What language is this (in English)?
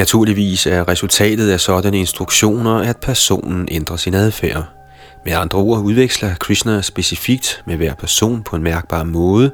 Danish